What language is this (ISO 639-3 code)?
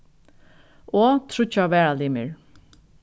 fao